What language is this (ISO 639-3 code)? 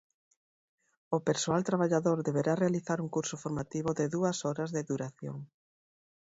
glg